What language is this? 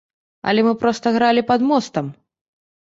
Belarusian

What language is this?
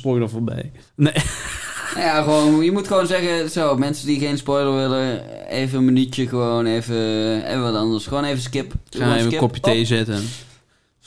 Dutch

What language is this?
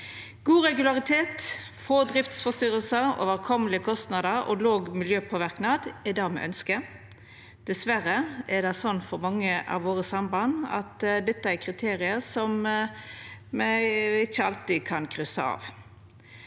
Norwegian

